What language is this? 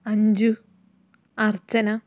Malayalam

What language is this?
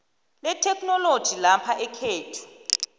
South Ndebele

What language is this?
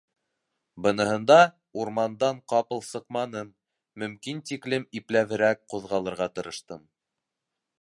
Bashkir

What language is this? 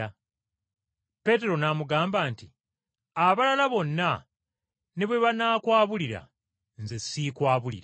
Ganda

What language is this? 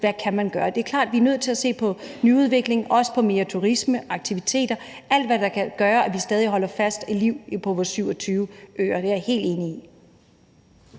Danish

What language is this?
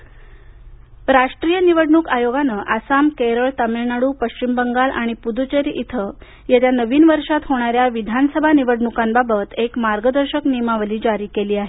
Marathi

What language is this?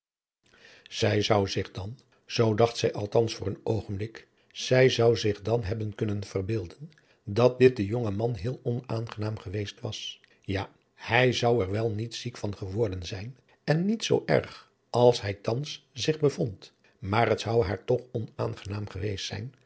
Dutch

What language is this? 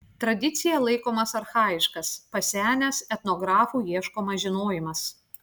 Lithuanian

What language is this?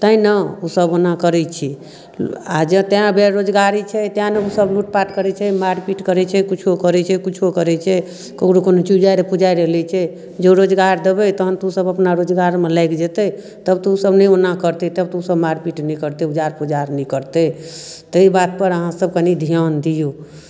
Maithili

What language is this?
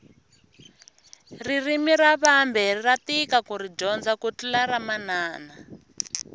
Tsonga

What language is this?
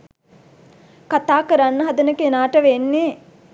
Sinhala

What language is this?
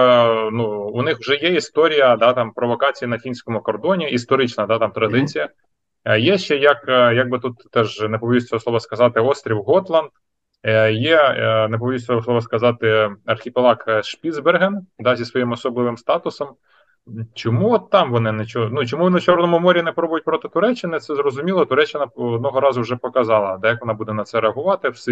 Ukrainian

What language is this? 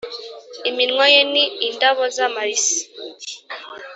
Kinyarwanda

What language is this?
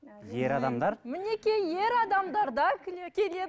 Kazakh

